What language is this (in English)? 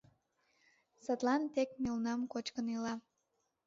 Mari